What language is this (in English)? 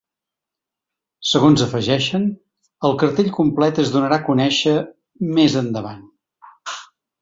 Catalan